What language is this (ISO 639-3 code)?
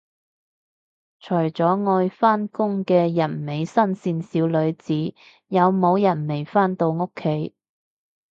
yue